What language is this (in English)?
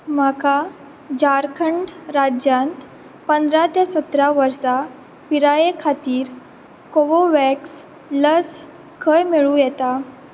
Konkani